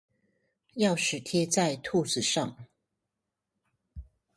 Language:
Chinese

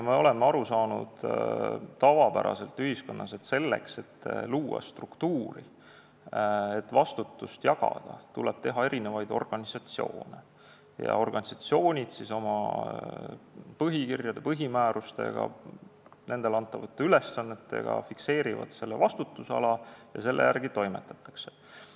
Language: Estonian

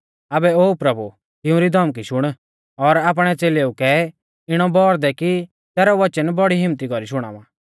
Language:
Mahasu Pahari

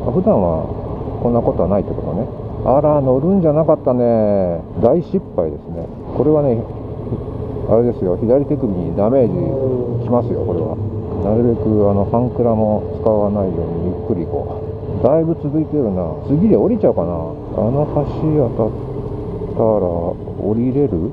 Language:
Japanese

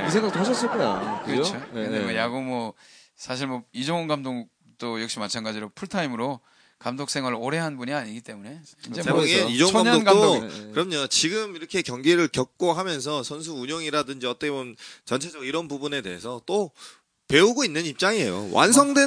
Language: Korean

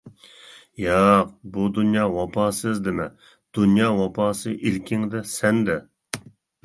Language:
Uyghur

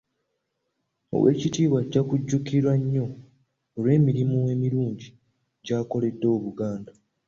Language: Ganda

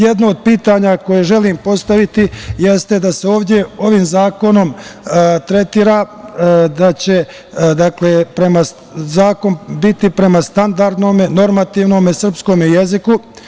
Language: Serbian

